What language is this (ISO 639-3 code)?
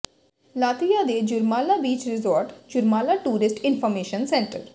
pan